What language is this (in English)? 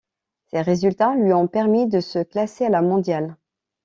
French